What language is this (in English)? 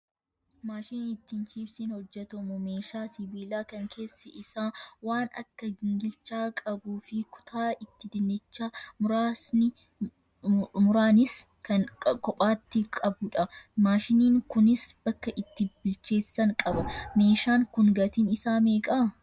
Oromo